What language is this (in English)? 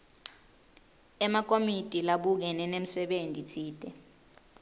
Swati